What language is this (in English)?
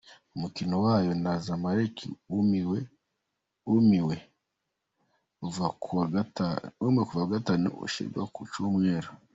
Kinyarwanda